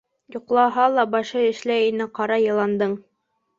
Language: Bashkir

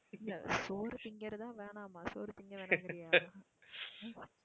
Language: Tamil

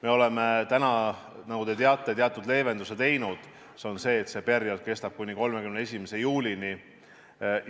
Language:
Estonian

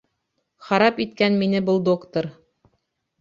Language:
Bashkir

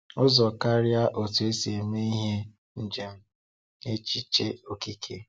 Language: Igbo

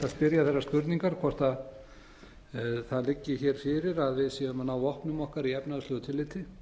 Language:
Icelandic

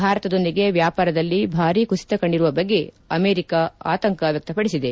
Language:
Kannada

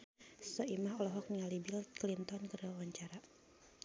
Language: Sundanese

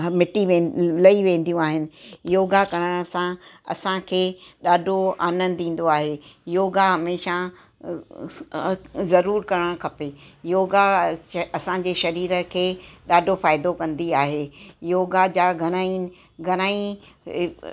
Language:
Sindhi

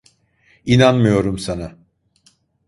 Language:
Turkish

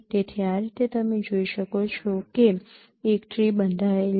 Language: Gujarati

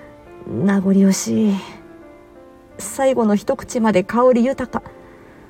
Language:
Japanese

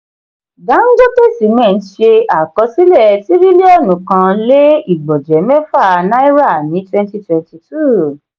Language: Yoruba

